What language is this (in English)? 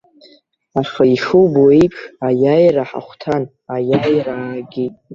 Abkhazian